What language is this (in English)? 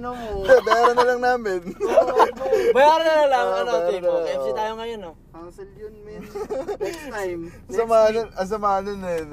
Filipino